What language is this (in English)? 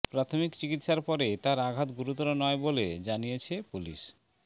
Bangla